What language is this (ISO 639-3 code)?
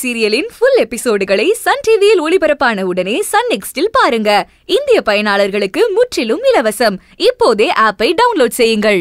ara